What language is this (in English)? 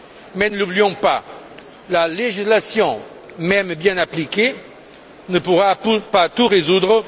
French